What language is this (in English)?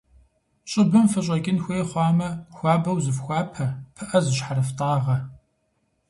Kabardian